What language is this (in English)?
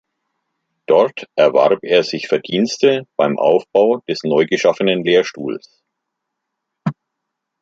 German